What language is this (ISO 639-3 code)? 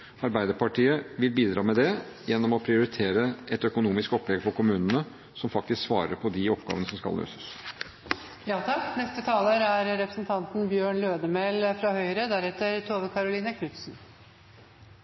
nor